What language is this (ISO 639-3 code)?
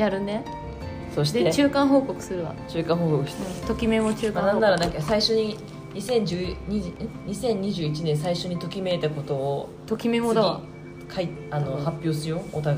jpn